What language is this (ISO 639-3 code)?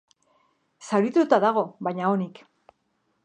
eus